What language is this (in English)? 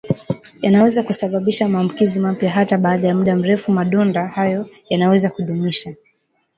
Swahili